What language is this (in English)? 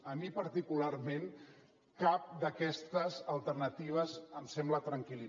Catalan